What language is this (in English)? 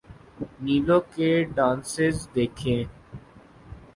Urdu